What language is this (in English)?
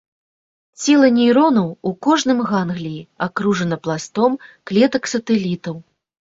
Belarusian